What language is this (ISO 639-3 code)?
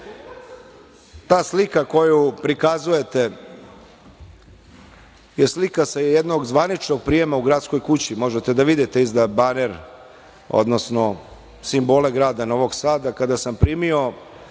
srp